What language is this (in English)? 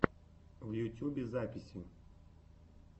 Russian